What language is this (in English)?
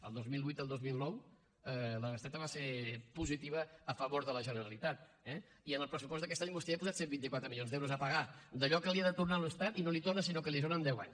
Catalan